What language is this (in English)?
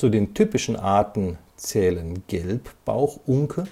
German